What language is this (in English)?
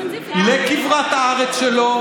Hebrew